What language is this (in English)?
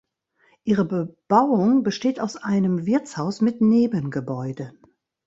German